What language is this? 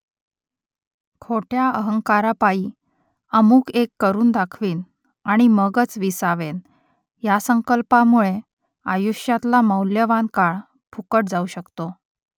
Marathi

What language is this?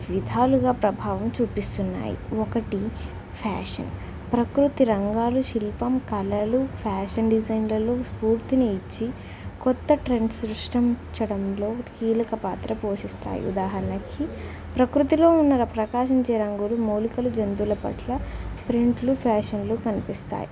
Telugu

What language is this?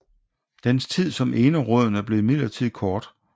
Danish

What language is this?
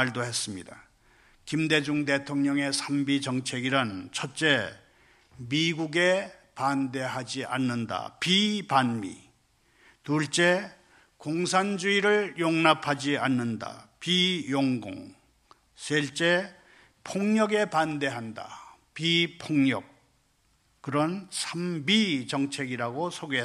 Korean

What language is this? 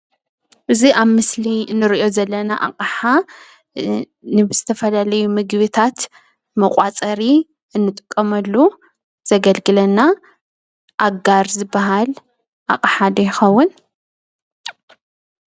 Tigrinya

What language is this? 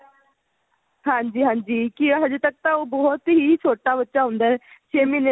Punjabi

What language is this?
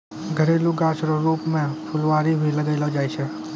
Maithili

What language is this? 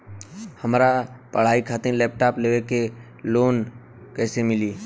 Bhojpuri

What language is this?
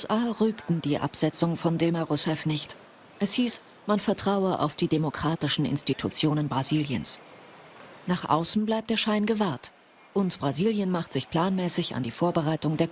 German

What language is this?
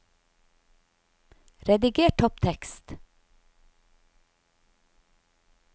Norwegian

